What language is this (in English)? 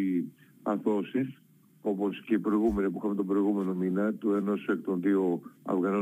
Greek